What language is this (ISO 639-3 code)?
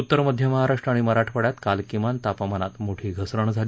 mar